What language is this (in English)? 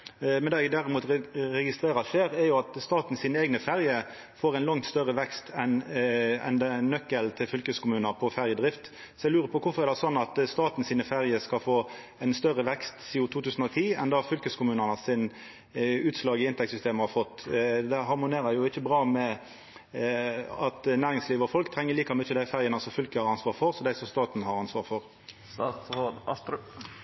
Norwegian Nynorsk